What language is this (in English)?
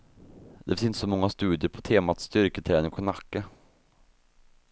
Swedish